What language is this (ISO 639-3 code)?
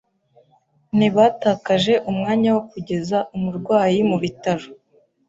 kin